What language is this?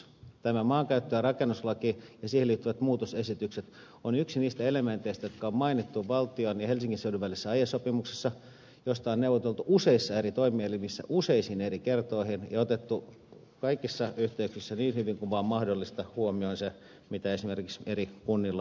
Finnish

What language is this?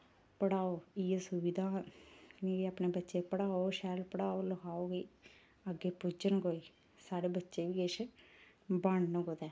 Dogri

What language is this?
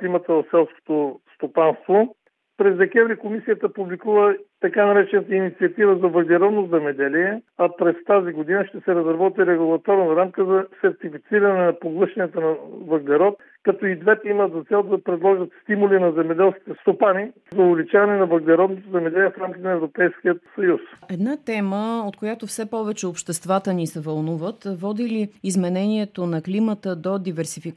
Bulgarian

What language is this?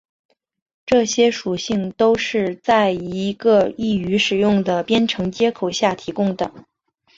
Chinese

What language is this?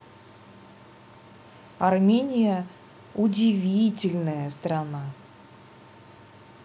Russian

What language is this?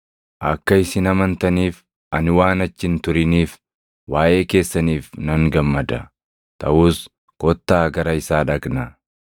Oromo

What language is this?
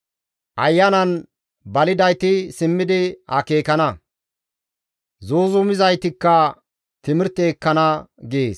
Gamo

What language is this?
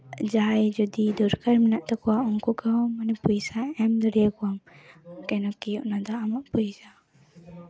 Santali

